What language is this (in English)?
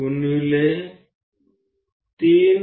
Gujarati